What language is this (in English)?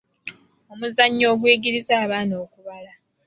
Ganda